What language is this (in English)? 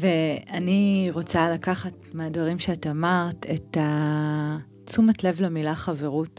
Hebrew